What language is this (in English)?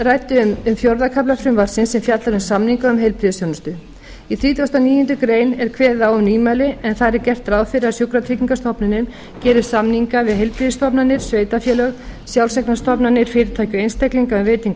Icelandic